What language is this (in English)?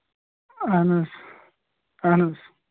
Kashmiri